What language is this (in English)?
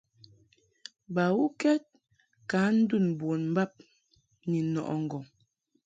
Mungaka